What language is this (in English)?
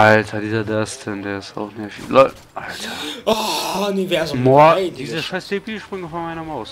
German